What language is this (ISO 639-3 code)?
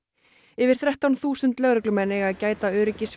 isl